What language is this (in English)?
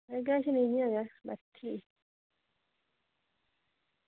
Dogri